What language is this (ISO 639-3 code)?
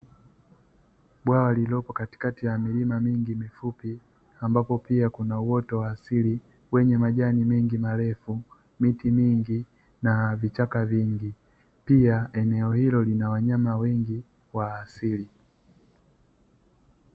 swa